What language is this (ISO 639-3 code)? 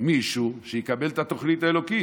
heb